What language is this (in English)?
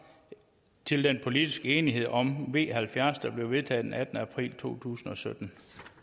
Danish